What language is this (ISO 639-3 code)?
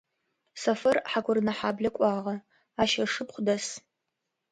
ady